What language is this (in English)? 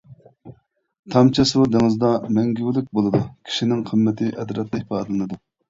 Uyghur